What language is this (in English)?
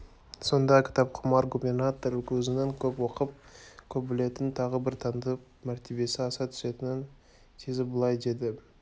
Kazakh